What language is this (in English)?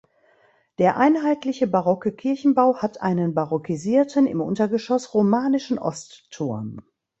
German